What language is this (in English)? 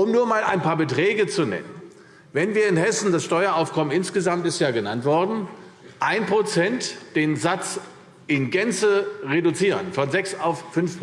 German